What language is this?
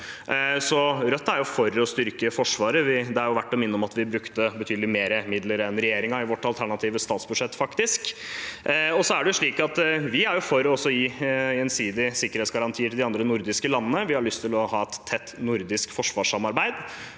Norwegian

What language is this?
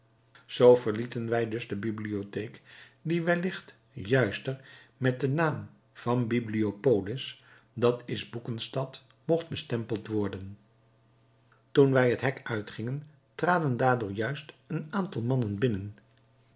Dutch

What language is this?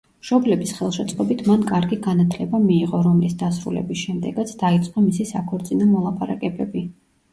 Georgian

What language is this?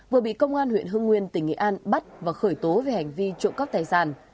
Vietnamese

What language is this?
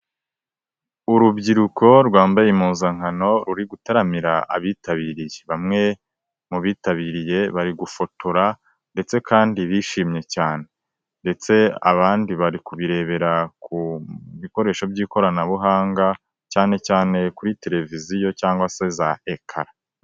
Kinyarwanda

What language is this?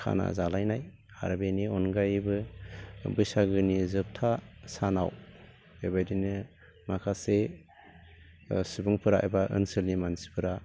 Bodo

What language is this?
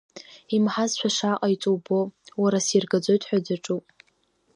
Abkhazian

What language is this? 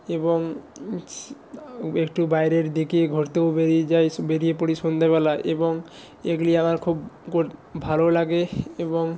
Bangla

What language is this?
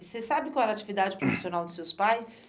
Portuguese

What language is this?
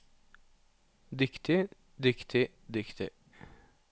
Norwegian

